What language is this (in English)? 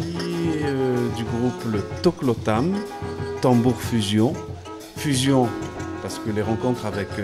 French